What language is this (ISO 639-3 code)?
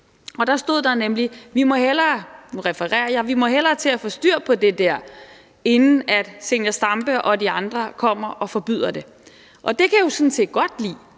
dan